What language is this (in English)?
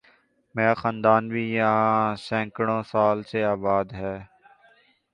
Urdu